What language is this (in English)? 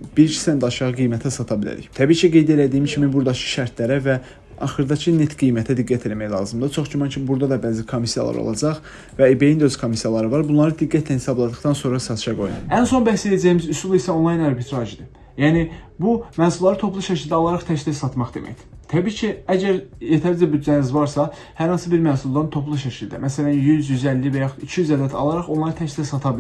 Turkish